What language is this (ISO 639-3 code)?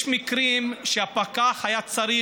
heb